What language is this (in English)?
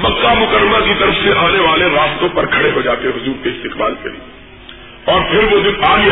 Urdu